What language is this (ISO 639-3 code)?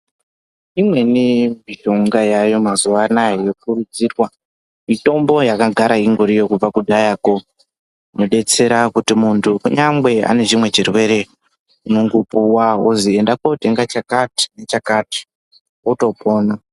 ndc